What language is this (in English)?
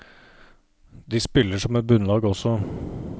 Norwegian